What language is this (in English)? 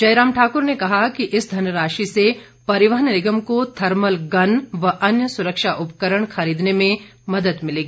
Hindi